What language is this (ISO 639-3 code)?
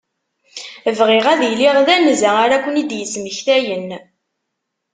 kab